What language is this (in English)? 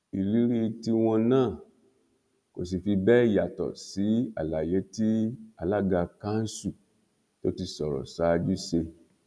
Yoruba